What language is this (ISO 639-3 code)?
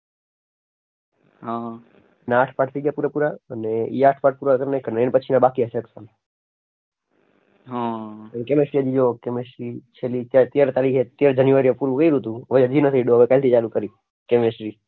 guj